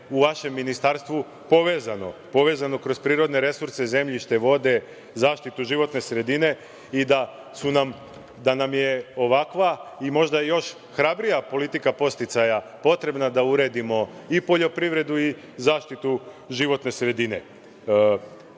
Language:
Serbian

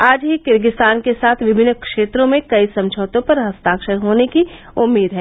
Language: Hindi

